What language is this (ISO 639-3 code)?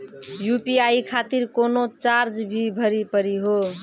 mai